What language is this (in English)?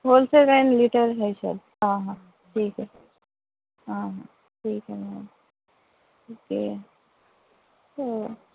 Urdu